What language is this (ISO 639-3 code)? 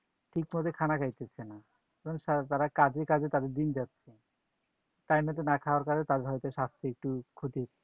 ben